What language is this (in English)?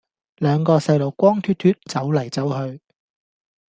Cantonese